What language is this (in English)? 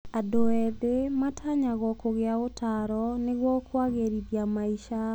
Kikuyu